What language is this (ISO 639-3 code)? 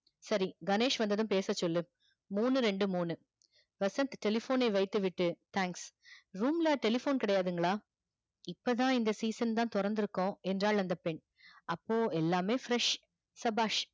tam